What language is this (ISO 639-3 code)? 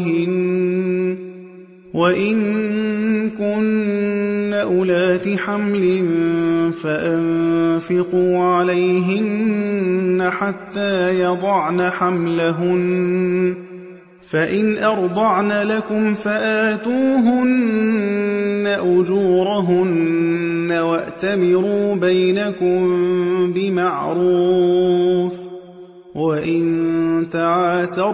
ara